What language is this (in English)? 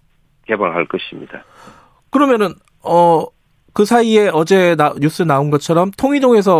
Korean